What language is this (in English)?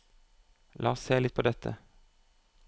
Norwegian